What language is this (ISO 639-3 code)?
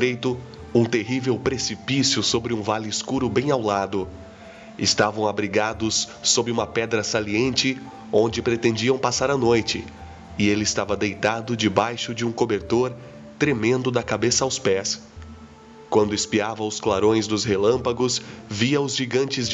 por